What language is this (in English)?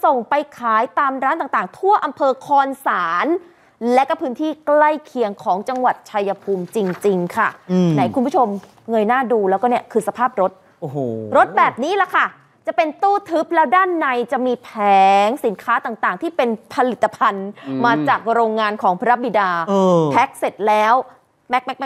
Thai